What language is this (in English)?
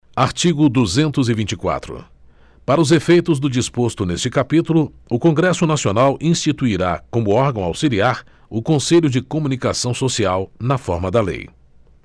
Portuguese